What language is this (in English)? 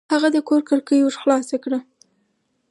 Pashto